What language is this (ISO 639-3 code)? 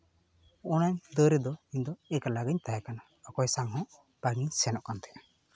sat